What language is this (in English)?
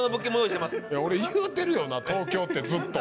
Japanese